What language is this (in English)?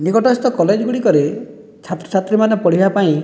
Odia